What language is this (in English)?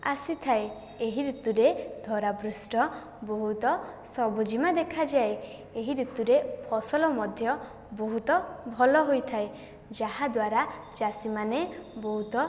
Odia